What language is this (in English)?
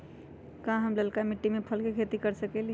Magahi